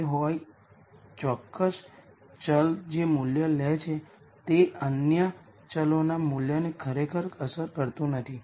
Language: Gujarati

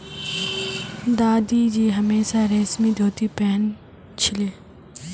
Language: Magahi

